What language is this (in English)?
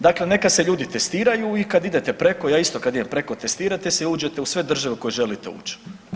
Croatian